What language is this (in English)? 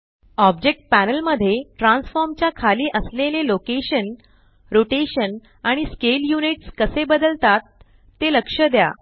Marathi